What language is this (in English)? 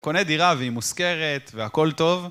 Hebrew